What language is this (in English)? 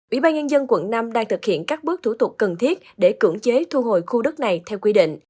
Vietnamese